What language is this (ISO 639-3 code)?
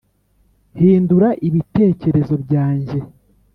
kin